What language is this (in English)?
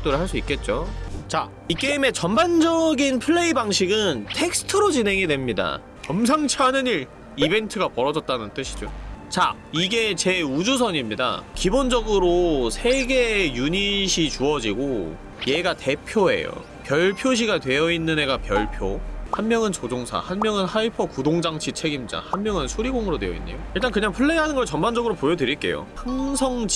Korean